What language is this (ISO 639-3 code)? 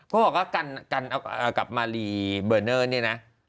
tha